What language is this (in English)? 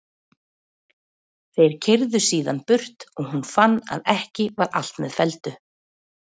Icelandic